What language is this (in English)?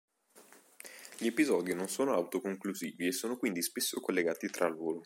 Italian